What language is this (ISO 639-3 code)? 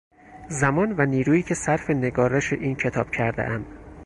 fas